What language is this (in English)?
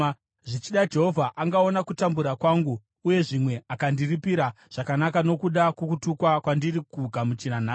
Shona